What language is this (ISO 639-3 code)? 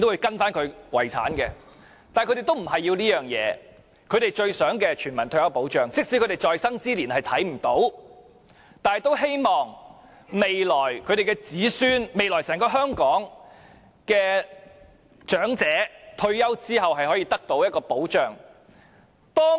yue